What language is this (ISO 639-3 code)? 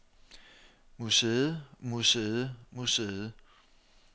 dan